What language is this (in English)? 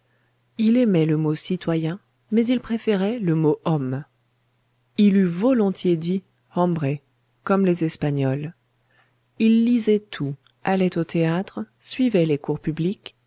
French